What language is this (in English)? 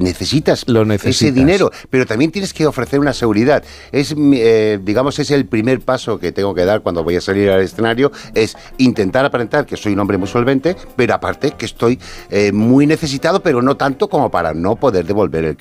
Spanish